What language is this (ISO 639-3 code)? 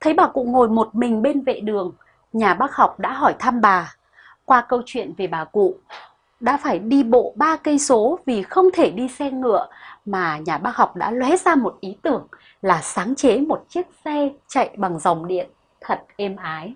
vie